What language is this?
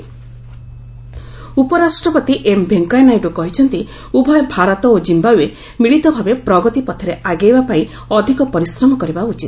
Odia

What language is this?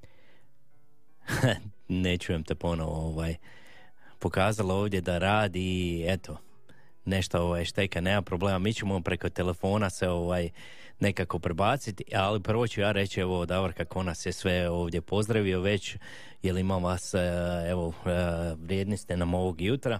Croatian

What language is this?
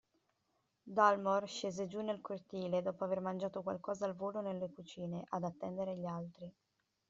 Italian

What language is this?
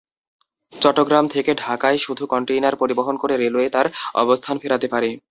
Bangla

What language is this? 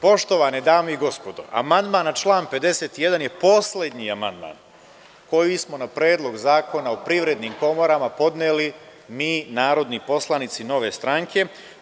Serbian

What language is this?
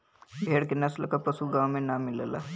Bhojpuri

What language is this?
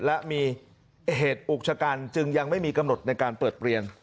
Thai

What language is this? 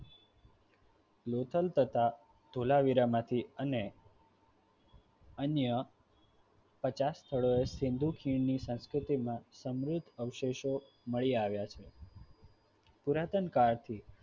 Gujarati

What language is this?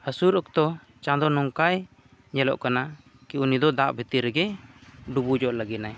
Santali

